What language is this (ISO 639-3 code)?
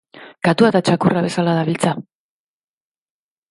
eus